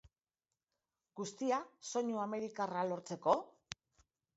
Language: Basque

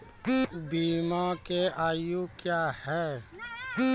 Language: Maithili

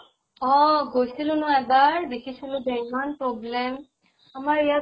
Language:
Assamese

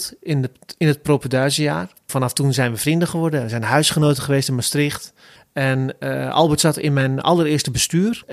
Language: Dutch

